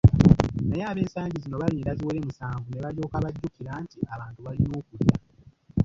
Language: Ganda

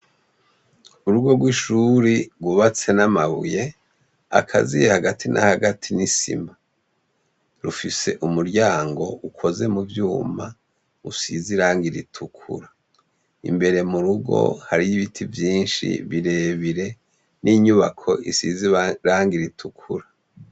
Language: Rundi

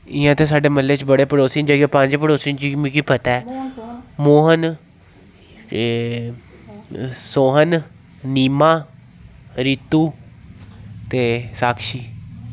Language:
Dogri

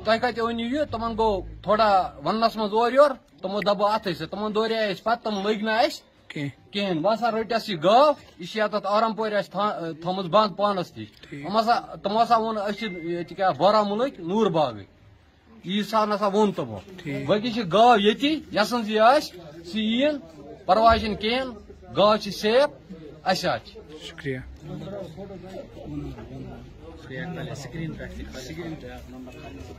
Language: Romanian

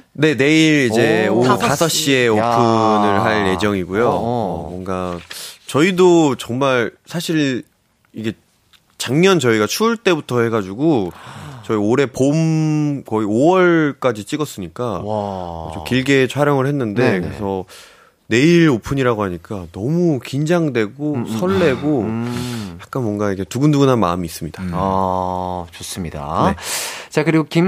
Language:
Korean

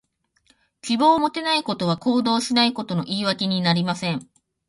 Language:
Japanese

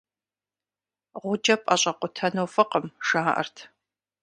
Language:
Kabardian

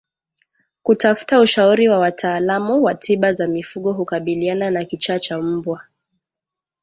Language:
Swahili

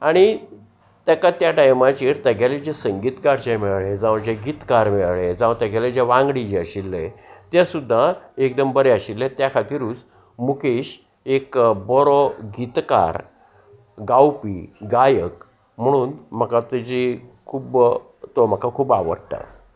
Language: Konkani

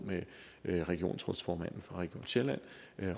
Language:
Danish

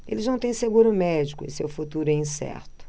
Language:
Portuguese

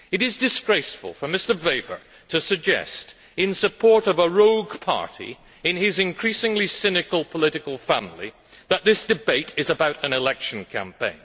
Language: English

